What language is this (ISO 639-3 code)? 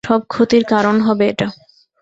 ben